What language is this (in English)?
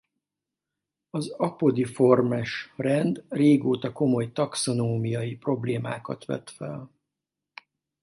Hungarian